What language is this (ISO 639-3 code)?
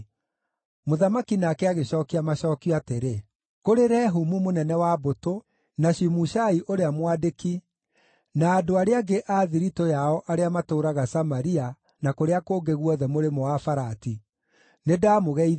kik